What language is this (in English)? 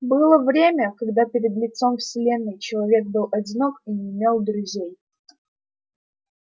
Russian